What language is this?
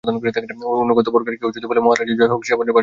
Bangla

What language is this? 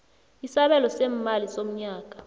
South Ndebele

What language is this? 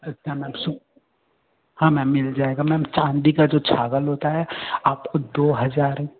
Hindi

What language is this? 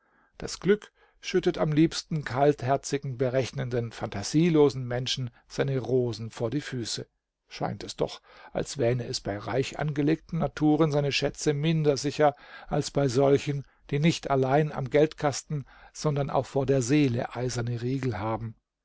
German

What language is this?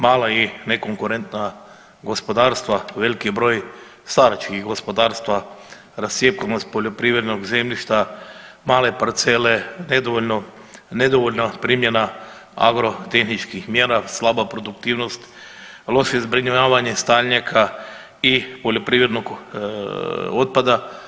Croatian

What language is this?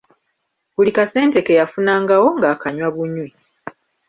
Ganda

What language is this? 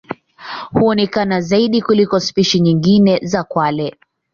Swahili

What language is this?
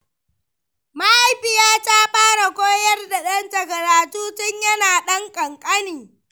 Hausa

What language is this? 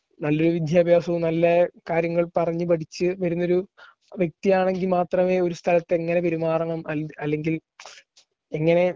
Malayalam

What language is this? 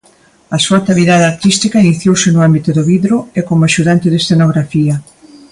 Galician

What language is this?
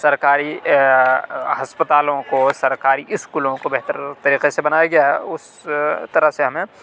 Urdu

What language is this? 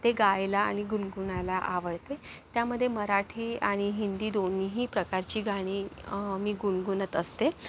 Marathi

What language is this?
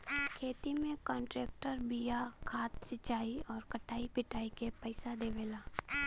Bhojpuri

